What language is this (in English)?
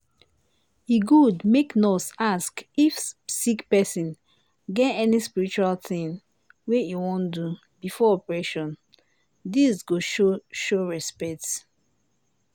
Nigerian Pidgin